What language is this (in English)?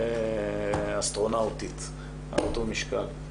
Hebrew